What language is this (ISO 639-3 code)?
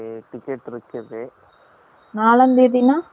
tam